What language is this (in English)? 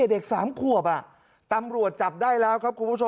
Thai